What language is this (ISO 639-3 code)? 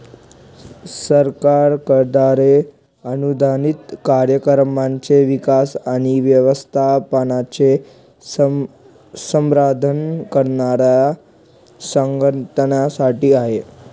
mar